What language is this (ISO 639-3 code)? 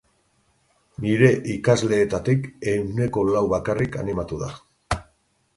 eus